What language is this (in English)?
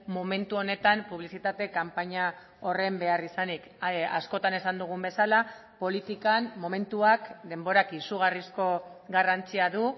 Basque